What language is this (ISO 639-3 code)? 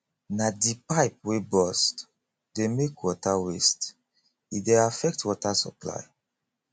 pcm